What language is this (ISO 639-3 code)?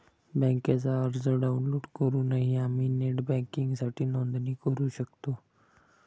mar